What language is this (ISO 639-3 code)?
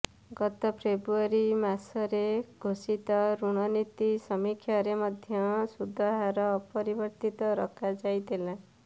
ori